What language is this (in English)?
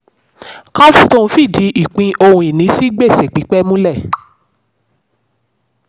Yoruba